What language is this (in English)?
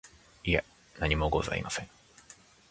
Japanese